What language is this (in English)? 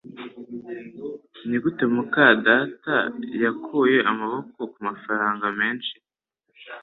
Kinyarwanda